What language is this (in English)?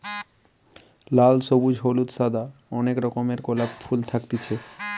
Bangla